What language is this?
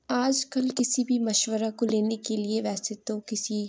Urdu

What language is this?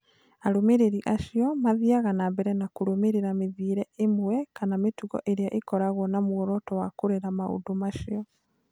Kikuyu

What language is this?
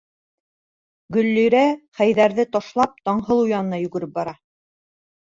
Bashkir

